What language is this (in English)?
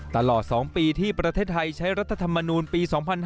Thai